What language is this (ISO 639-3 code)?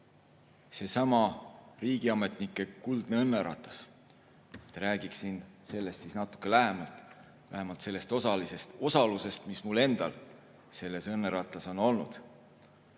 est